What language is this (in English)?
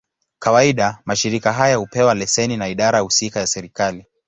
Swahili